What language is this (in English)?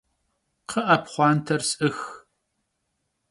Kabardian